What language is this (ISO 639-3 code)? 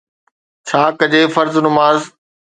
snd